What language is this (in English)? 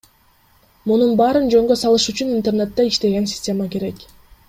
Kyrgyz